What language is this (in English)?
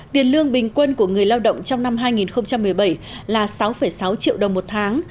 Vietnamese